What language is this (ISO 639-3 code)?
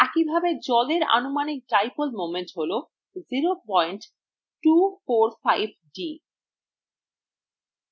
ben